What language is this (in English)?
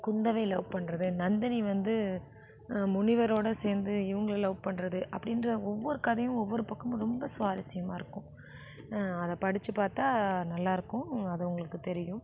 Tamil